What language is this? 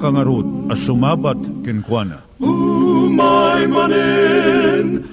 Filipino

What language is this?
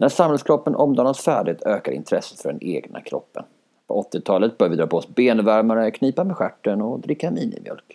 Swedish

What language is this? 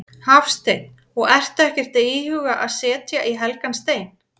Icelandic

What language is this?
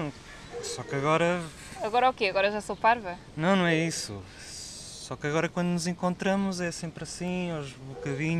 Portuguese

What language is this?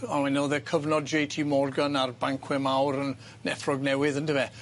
Welsh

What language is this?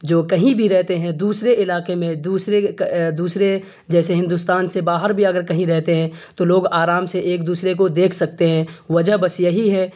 Urdu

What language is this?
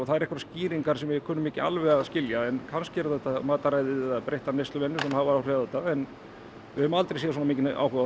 Icelandic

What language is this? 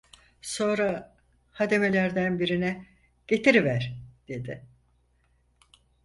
Turkish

